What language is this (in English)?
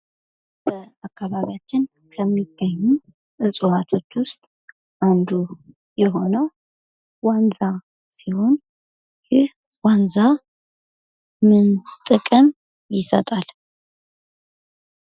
Amharic